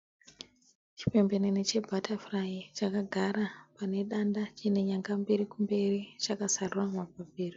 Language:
Shona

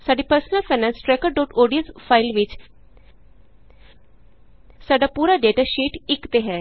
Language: Punjabi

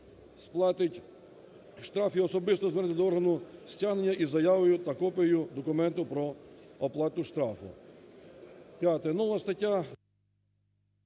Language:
Ukrainian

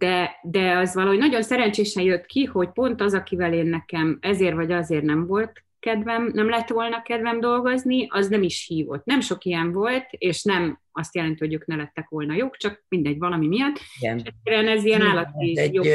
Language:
Hungarian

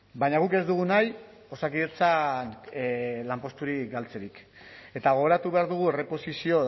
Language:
Basque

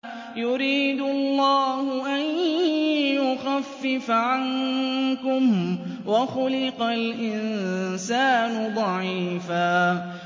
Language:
Arabic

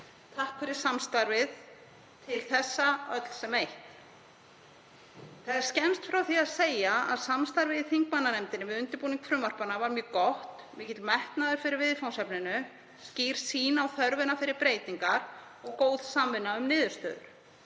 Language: Icelandic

